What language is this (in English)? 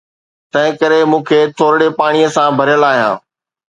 Sindhi